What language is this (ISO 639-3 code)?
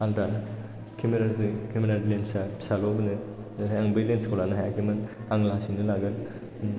brx